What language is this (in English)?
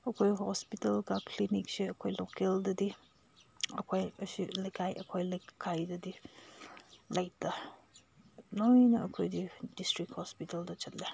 Manipuri